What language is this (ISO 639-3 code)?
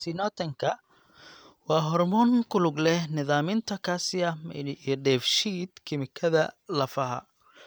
som